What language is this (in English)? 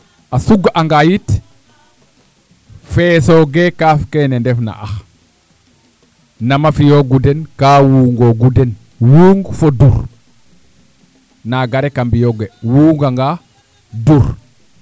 Serer